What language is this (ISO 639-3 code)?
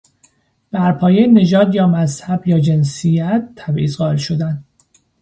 fas